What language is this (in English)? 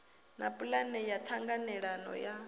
Venda